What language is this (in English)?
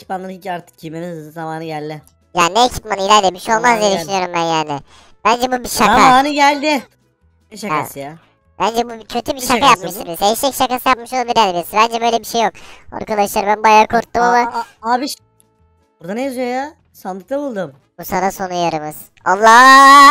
Turkish